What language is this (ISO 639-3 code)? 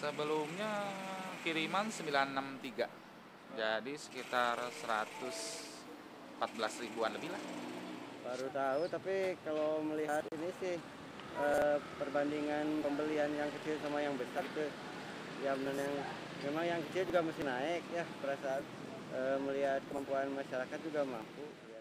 ind